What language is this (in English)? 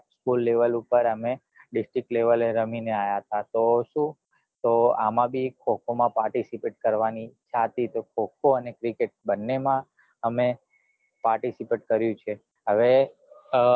Gujarati